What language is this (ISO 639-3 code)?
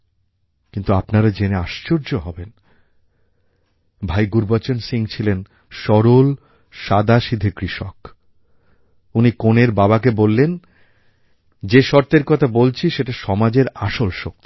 ben